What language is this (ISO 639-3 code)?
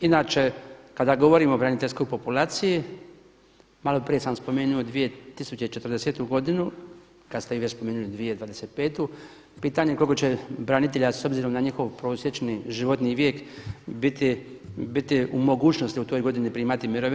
hrv